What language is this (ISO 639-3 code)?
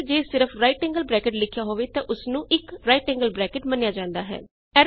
pan